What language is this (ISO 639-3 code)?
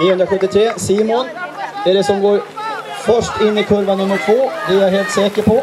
swe